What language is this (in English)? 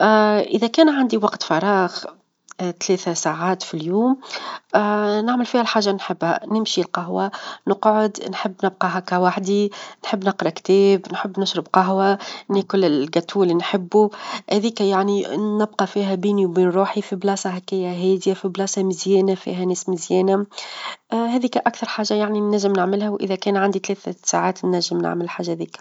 Tunisian Arabic